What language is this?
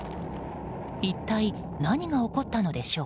Japanese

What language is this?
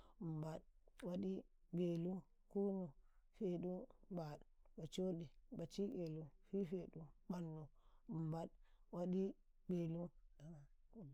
Karekare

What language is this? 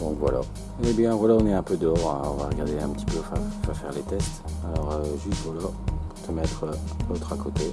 French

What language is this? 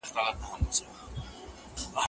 Pashto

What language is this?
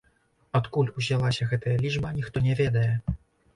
Belarusian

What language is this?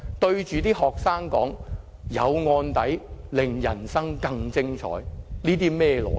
Cantonese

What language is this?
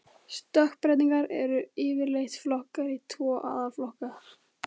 Icelandic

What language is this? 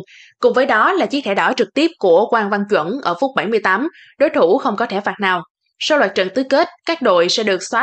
Vietnamese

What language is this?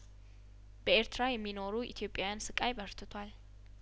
Amharic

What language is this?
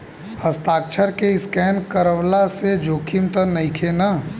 Bhojpuri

